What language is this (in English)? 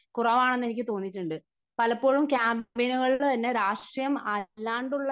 Malayalam